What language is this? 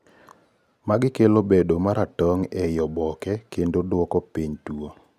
Luo (Kenya and Tanzania)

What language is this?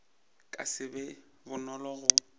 Northern Sotho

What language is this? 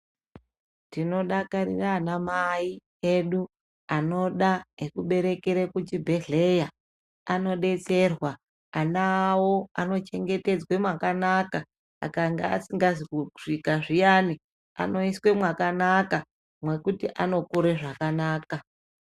Ndau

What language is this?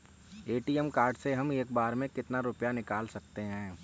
Hindi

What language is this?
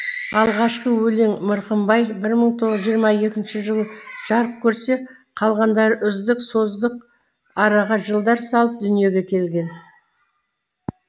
Kazakh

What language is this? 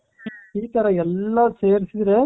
Kannada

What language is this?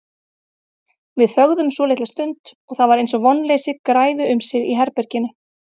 Icelandic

